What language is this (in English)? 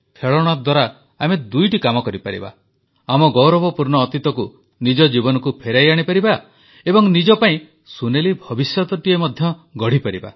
Odia